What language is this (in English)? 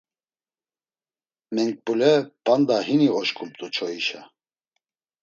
Laz